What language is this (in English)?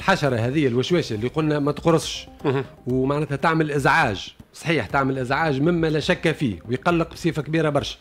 Arabic